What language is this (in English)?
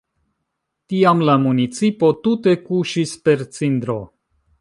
Esperanto